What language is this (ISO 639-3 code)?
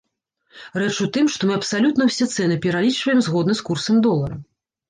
bel